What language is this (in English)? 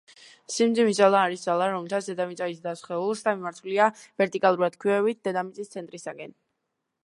Georgian